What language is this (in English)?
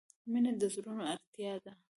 Pashto